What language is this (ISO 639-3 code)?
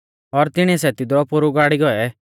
bfz